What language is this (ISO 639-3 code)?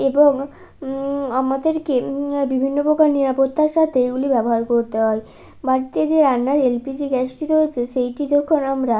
ben